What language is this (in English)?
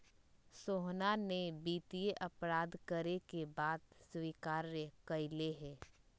Magahi